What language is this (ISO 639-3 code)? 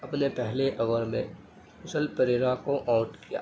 urd